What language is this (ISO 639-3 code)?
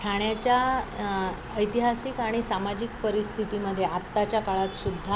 mar